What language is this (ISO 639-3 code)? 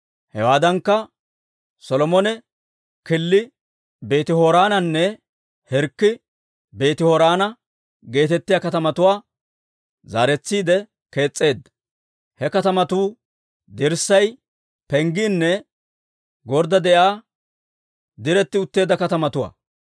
dwr